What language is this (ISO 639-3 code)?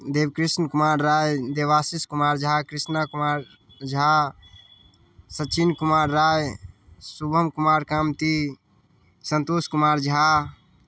mai